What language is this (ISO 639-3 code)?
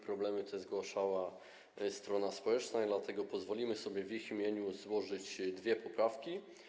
pol